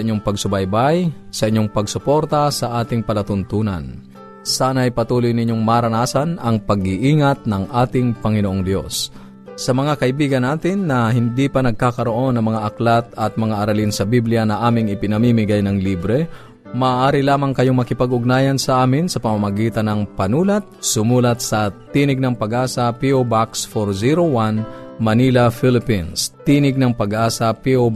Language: Filipino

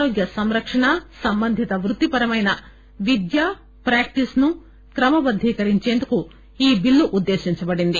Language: Telugu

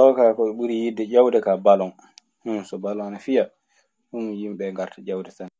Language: Maasina Fulfulde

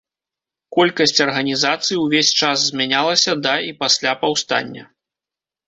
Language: Belarusian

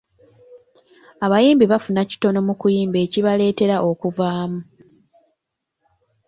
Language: Ganda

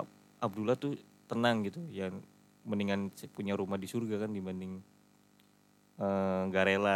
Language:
Indonesian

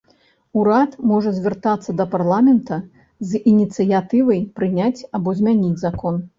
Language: Belarusian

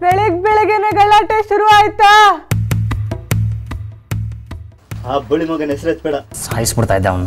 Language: Kannada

